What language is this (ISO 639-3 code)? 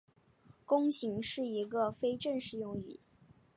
zho